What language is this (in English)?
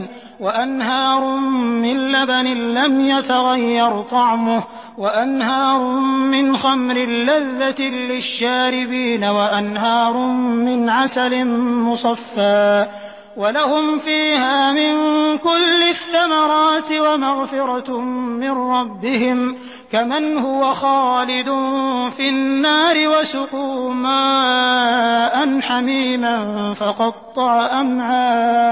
Arabic